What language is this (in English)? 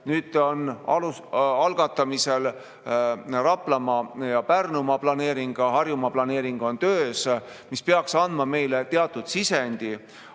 Estonian